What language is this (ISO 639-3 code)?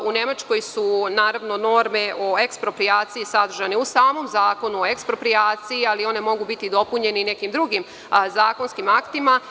srp